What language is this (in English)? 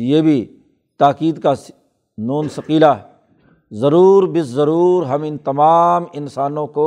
Urdu